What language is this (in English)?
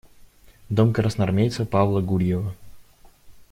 Russian